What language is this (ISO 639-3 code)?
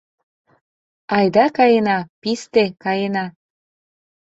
chm